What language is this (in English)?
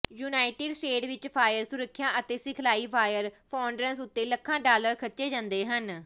Punjabi